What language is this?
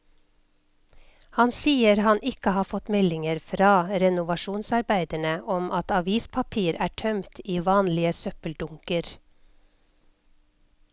Norwegian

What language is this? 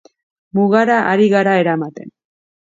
Basque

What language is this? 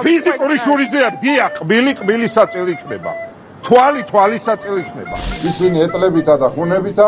Romanian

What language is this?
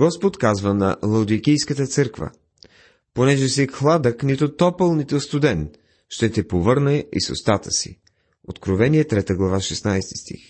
Bulgarian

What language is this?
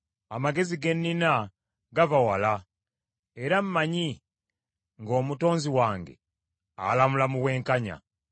Ganda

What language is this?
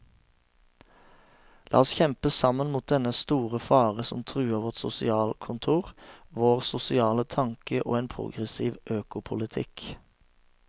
Norwegian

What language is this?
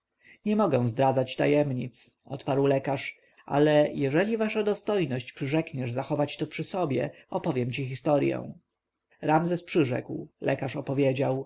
Polish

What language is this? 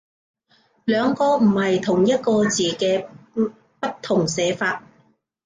Cantonese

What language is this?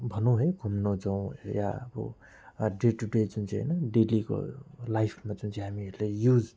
Nepali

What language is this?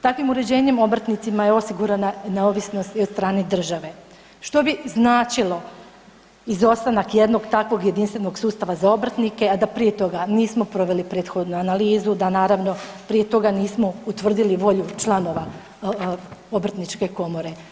Croatian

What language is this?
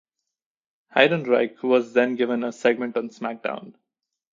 English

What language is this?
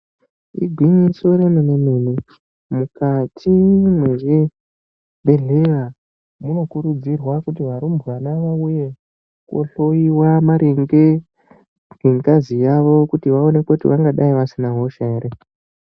Ndau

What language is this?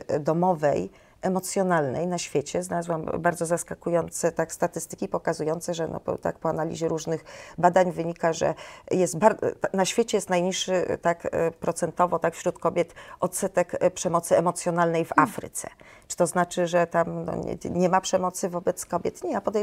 Polish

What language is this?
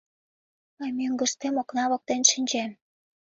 Mari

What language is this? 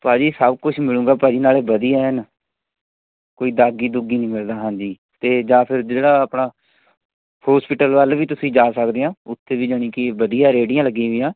Punjabi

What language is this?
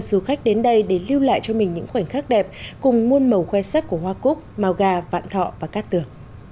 Vietnamese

